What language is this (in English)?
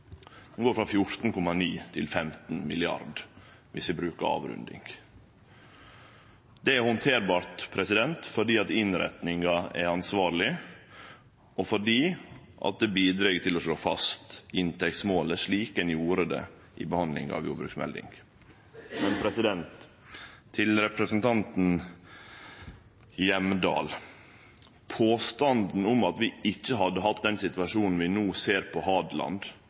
Norwegian Nynorsk